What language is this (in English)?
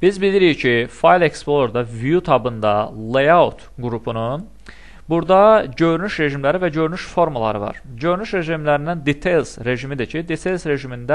Turkish